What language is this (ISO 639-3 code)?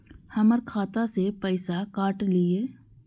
mai